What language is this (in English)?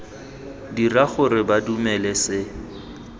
Tswana